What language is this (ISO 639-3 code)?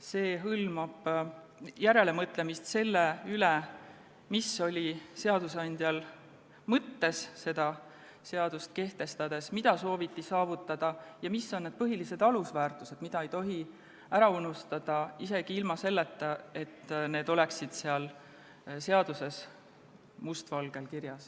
est